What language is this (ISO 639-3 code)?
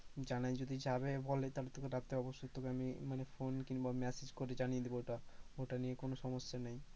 ben